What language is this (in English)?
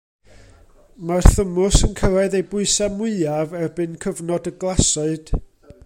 Welsh